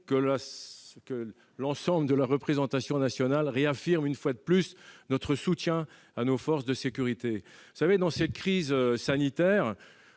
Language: French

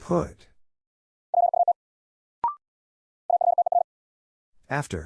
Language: English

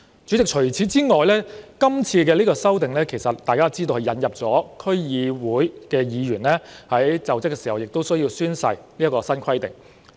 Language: Cantonese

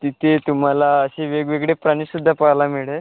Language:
Marathi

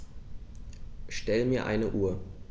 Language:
German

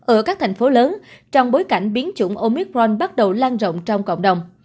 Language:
Vietnamese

